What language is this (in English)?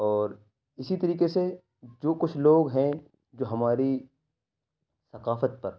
Urdu